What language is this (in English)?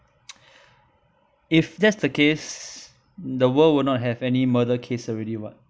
English